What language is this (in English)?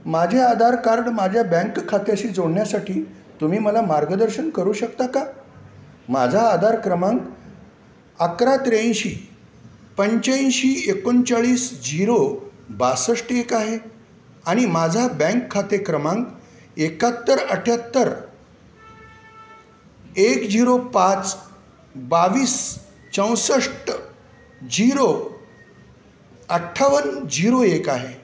Marathi